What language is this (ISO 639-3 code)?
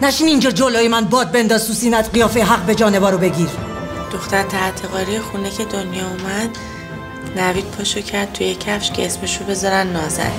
fas